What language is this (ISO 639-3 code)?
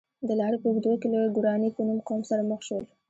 pus